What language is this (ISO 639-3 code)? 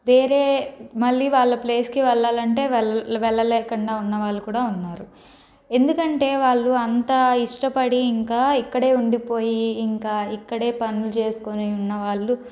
tel